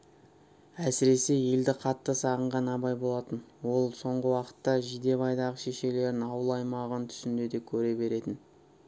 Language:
Kazakh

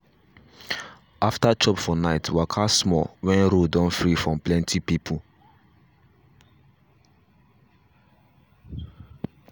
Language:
Nigerian Pidgin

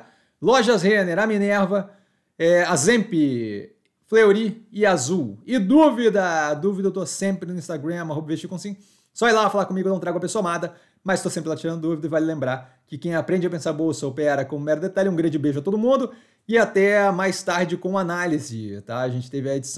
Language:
Portuguese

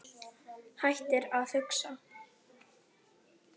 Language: Icelandic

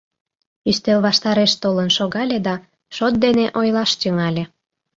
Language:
Mari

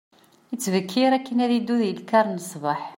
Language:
Kabyle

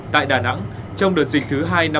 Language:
Vietnamese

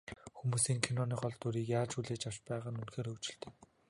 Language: Mongolian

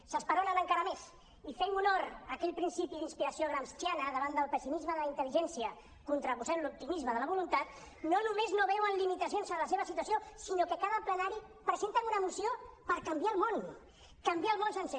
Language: Catalan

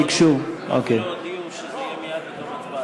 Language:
Hebrew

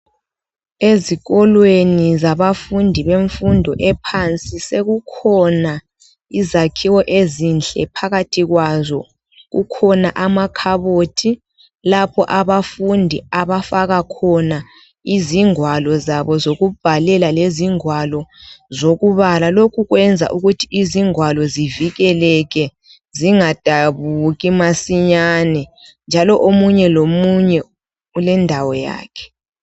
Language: North Ndebele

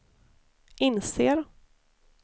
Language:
Swedish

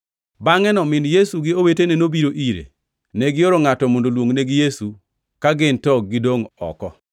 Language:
Luo (Kenya and Tanzania)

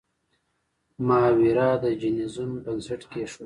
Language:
Pashto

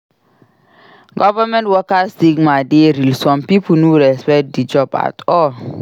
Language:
Nigerian Pidgin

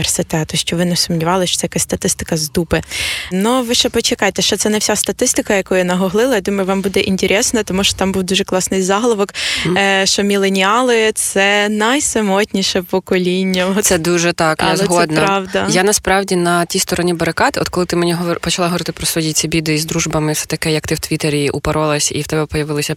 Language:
Ukrainian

